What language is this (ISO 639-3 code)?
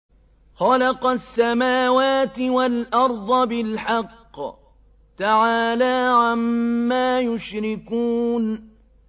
ara